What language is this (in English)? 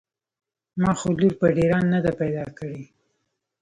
Pashto